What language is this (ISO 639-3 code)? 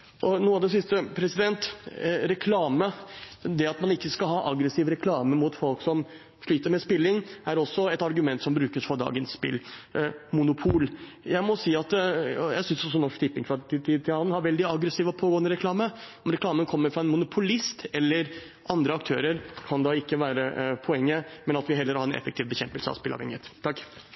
nob